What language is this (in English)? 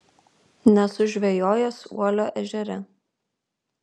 Lithuanian